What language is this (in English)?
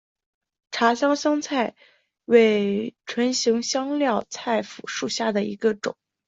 Chinese